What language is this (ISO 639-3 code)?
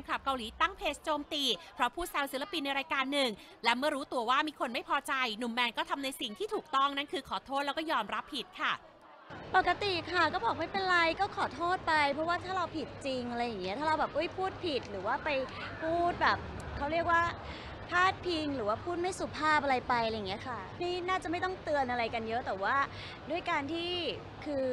tha